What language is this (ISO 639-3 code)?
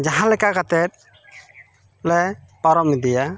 sat